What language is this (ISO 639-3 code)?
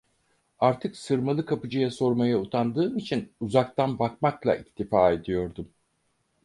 tur